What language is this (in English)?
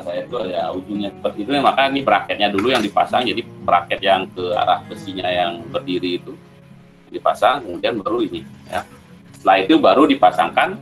Indonesian